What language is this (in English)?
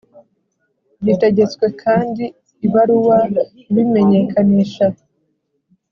Kinyarwanda